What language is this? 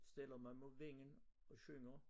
Danish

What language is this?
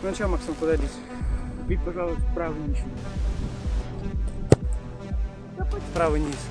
Russian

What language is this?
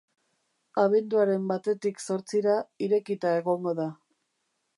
Basque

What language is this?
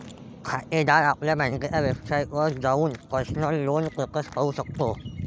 Marathi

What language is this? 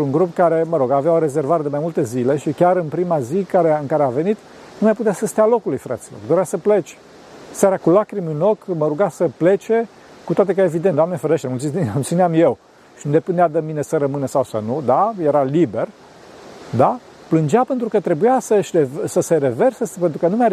Romanian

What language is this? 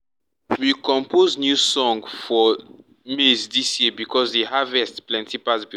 Nigerian Pidgin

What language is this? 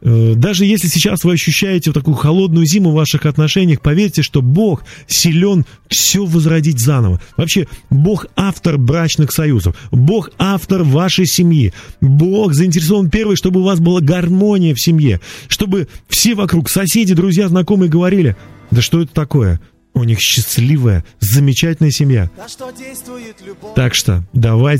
Russian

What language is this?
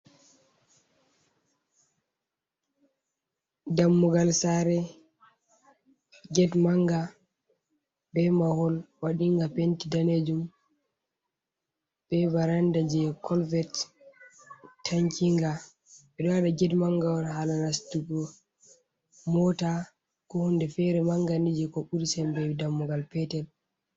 Fula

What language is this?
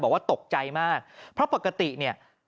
Thai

